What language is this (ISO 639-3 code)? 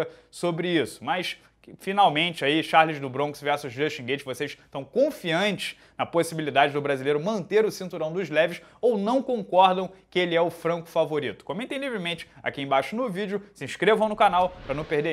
por